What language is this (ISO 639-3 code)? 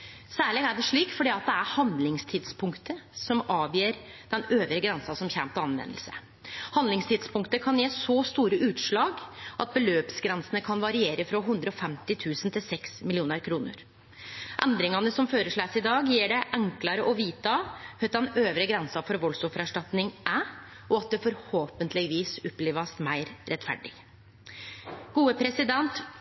nno